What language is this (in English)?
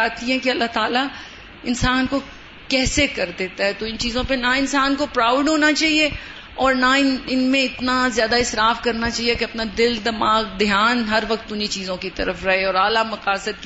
Urdu